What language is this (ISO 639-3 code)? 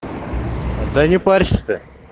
rus